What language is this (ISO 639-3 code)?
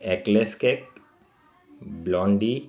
snd